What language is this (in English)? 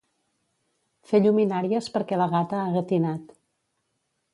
Catalan